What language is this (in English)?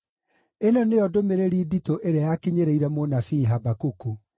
Kikuyu